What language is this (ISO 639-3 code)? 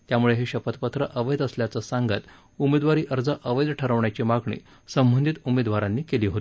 mar